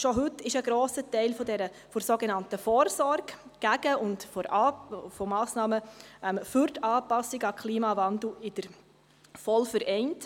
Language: Swiss German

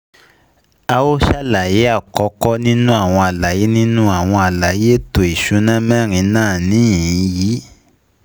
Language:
Yoruba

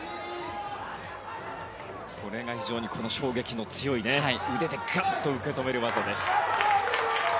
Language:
Japanese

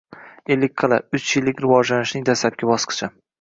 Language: Uzbek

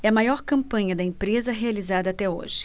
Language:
Portuguese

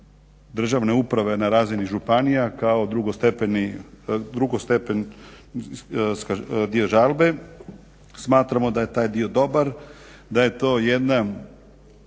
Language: Croatian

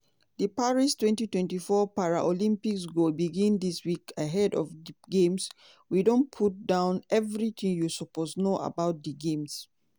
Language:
Nigerian Pidgin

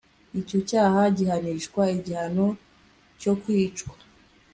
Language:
Kinyarwanda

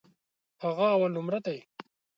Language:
Pashto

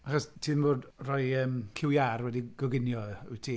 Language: Welsh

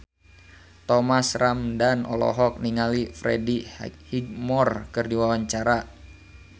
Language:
Sundanese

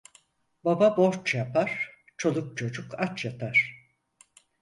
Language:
Turkish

